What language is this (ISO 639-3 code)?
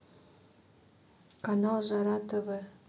rus